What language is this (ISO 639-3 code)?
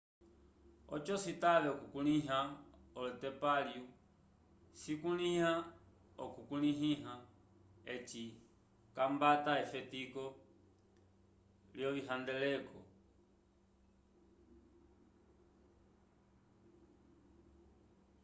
umb